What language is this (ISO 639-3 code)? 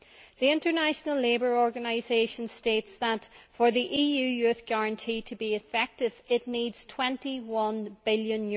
eng